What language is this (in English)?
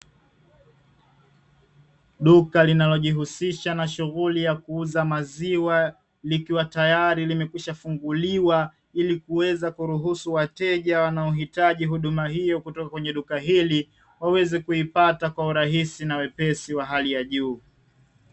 Swahili